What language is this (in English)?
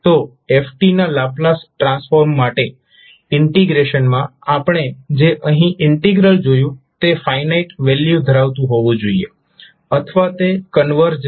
Gujarati